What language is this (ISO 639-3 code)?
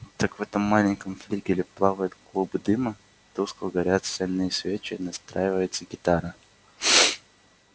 rus